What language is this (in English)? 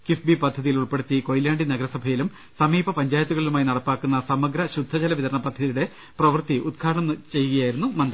Malayalam